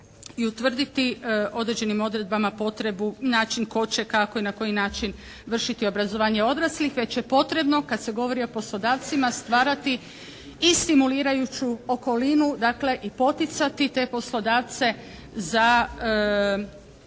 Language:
Croatian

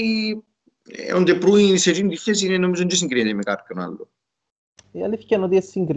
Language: Greek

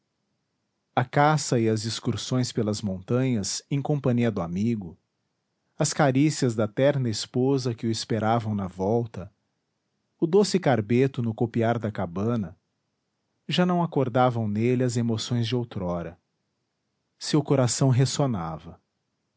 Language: Portuguese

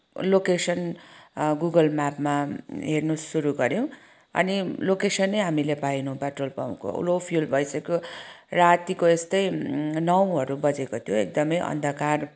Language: Nepali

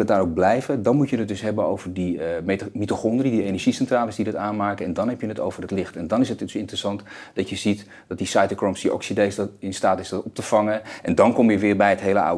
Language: Dutch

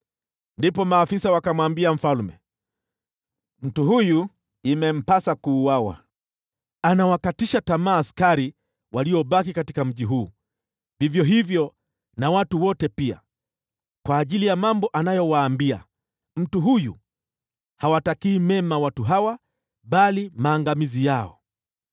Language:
Swahili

